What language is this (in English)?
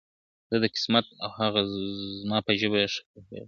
Pashto